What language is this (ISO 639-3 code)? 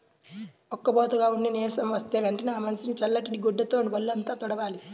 tel